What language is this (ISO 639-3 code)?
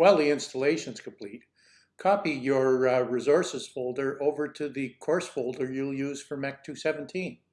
eng